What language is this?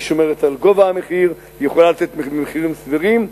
Hebrew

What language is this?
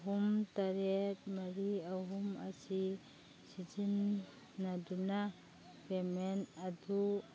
Manipuri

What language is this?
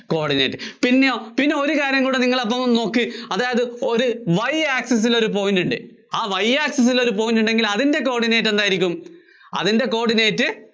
Malayalam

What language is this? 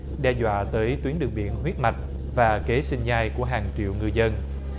Vietnamese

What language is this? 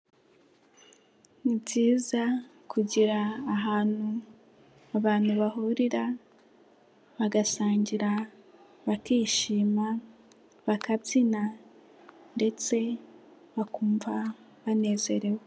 Kinyarwanda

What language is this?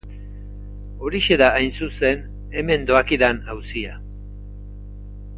Basque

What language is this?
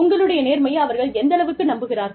Tamil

